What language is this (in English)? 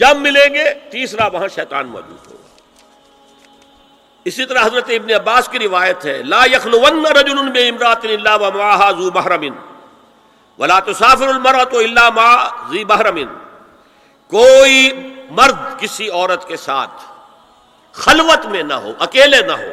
Urdu